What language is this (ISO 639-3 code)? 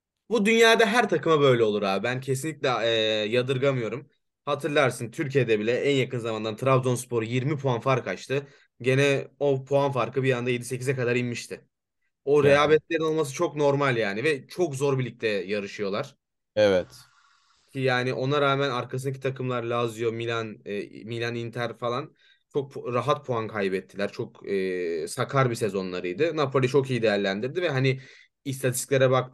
tur